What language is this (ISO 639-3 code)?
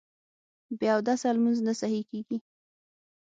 pus